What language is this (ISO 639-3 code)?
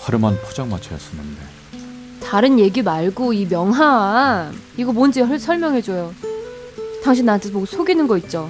kor